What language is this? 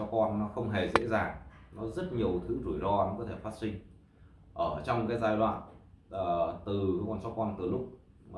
Vietnamese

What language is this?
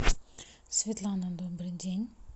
Russian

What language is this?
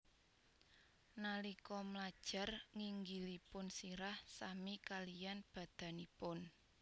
Javanese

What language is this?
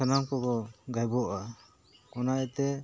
Santali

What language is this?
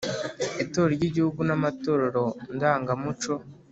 Kinyarwanda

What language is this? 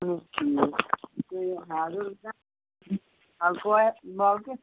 Kashmiri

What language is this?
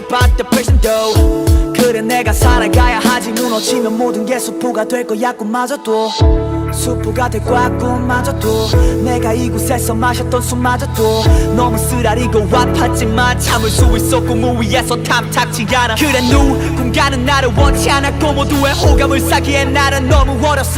Korean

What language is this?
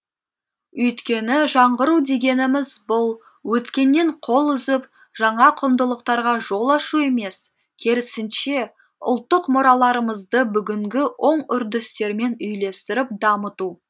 Kazakh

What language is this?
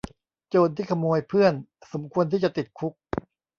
Thai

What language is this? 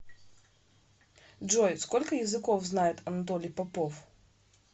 Russian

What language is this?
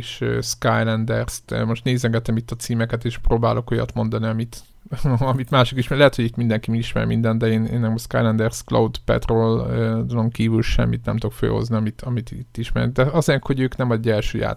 Hungarian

